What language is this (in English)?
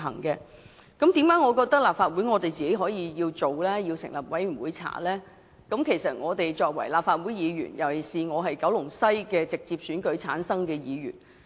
Cantonese